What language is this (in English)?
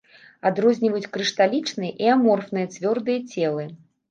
Belarusian